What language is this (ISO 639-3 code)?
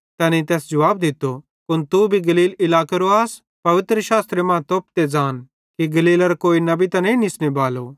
bhd